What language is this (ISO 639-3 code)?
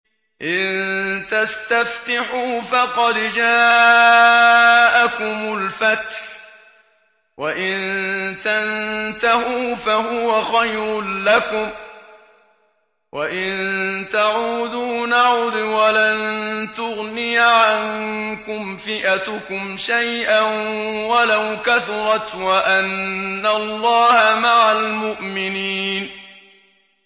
ara